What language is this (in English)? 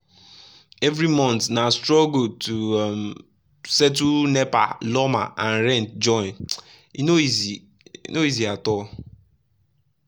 Nigerian Pidgin